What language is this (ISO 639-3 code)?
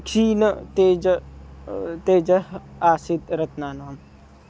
san